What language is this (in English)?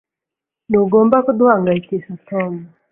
Kinyarwanda